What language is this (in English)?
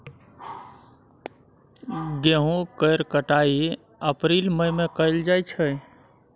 Maithili